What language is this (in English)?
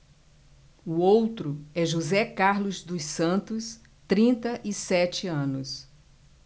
Portuguese